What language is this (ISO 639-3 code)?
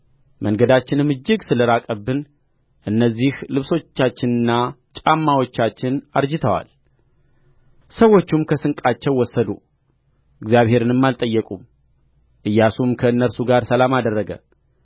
amh